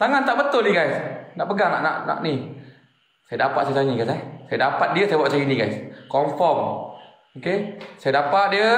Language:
Malay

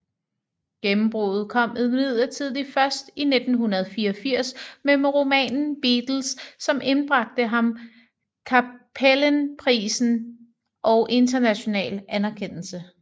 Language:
Danish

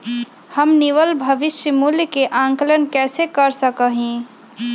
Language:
Magahi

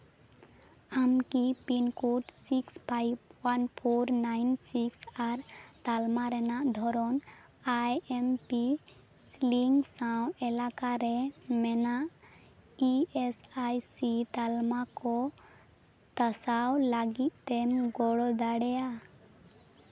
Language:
Santali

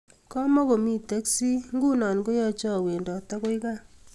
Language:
Kalenjin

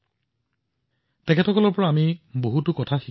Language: Assamese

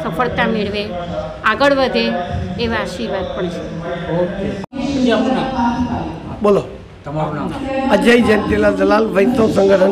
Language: Hindi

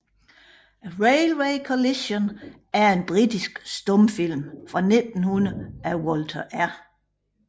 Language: Danish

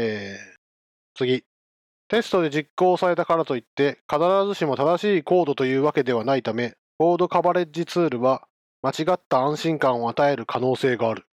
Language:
Japanese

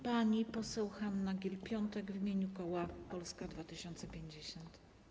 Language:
Polish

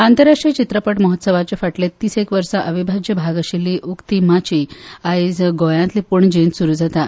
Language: Konkani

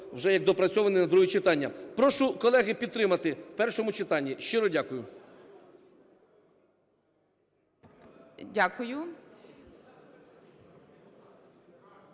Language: Ukrainian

